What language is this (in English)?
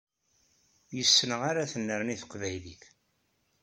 Kabyle